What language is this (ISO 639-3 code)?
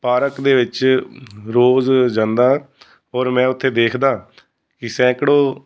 pan